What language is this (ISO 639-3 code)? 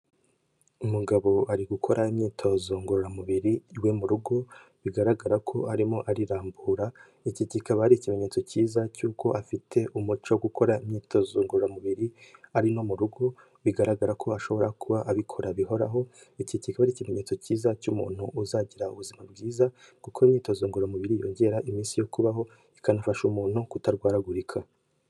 kin